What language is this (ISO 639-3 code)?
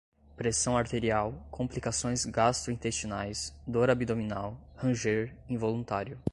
por